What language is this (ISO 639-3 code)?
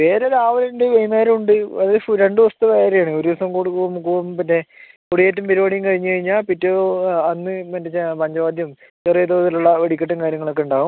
mal